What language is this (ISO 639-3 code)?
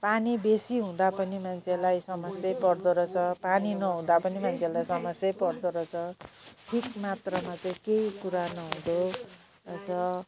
nep